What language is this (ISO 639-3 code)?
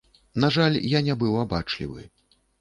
bel